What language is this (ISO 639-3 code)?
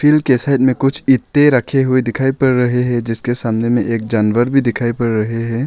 hin